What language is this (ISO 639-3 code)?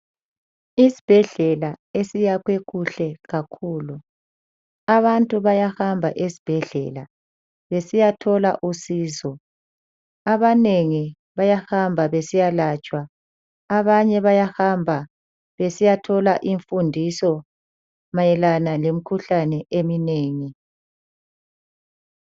nde